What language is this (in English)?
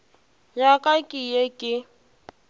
Northern Sotho